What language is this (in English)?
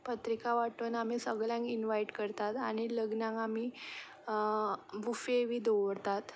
Konkani